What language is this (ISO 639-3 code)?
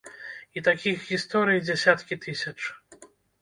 bel